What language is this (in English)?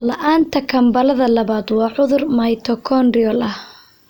Somali